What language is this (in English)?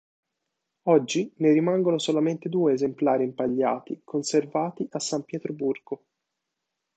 Italian